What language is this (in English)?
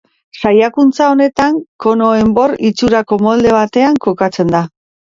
Basque